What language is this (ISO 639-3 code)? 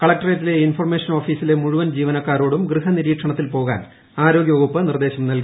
mal